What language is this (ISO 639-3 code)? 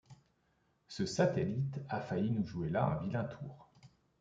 fra